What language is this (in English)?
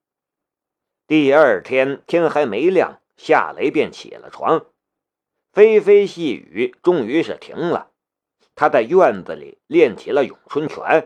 Chinese